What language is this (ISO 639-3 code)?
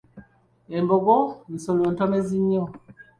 lug